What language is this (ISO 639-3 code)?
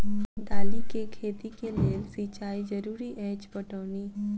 mai